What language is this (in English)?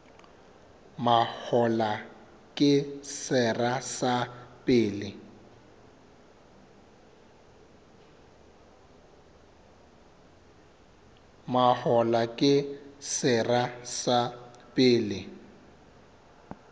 Southern Sotho